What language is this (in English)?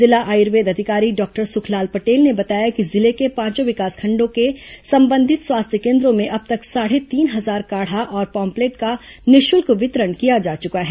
Hindi